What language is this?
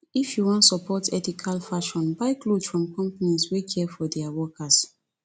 Nigerian Pidgin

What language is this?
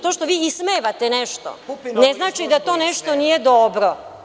Serbian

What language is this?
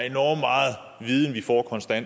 Danish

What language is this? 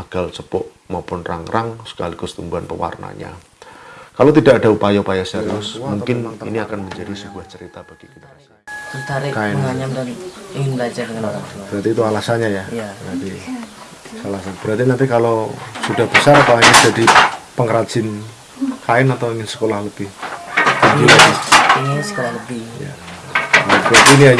Indonesian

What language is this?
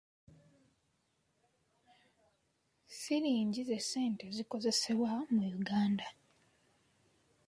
Ganda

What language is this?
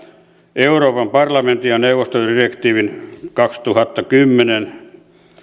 Finnish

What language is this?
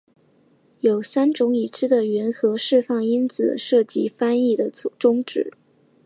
Chinese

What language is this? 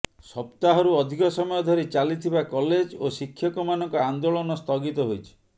Odia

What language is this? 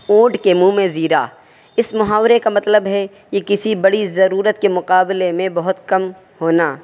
Urdu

